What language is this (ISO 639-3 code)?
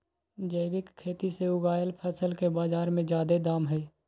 mag